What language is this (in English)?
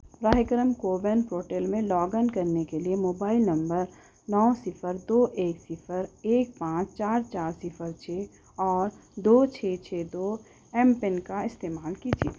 Urdu